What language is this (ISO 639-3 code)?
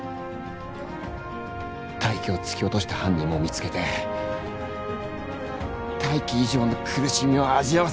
jpn